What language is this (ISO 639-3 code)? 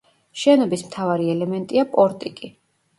kat